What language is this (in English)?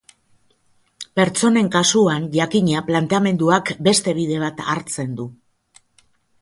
Basque